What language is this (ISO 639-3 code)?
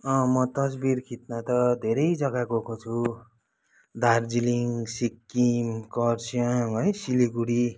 nep